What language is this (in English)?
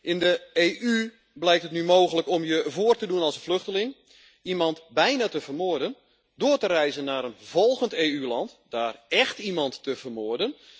Dutch